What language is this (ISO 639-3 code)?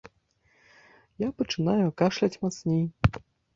bel